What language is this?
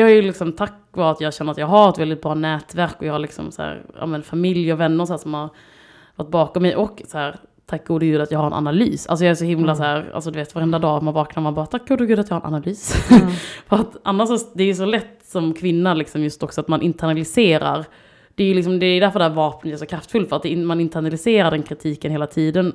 Swedish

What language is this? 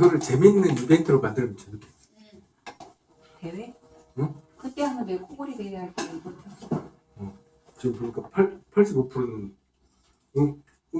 Korean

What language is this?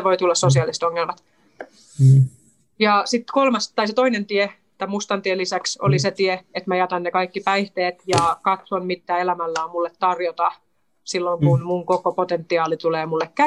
Finnish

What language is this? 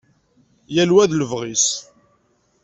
Kabyle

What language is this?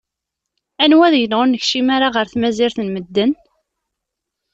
Kabyle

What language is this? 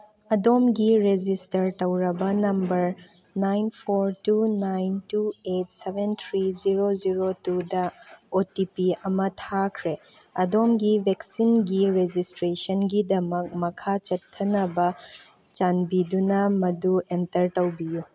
Manipuri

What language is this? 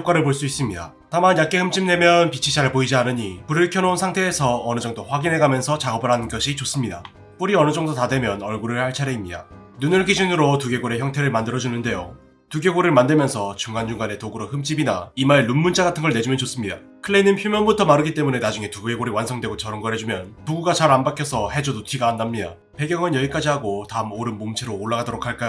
Korean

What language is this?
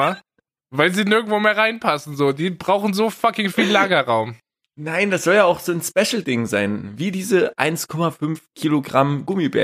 German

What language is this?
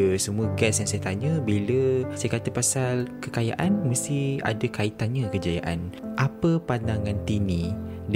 Malay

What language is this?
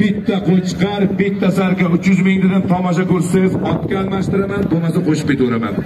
Turkish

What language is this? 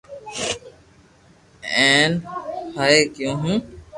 Loarki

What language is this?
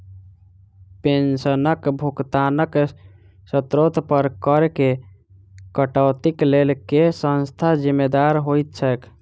Maithili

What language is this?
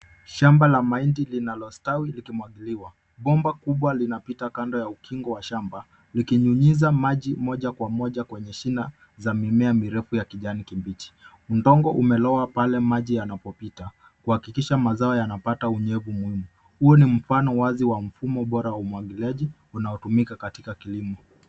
Swahili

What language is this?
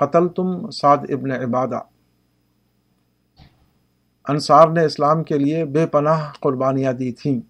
Urdu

